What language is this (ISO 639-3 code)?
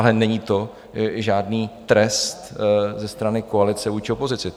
ces